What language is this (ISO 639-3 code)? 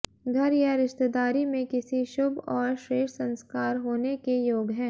hin